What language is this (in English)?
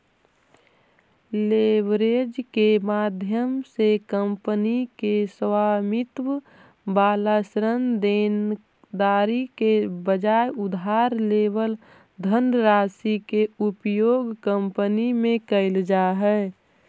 Magahi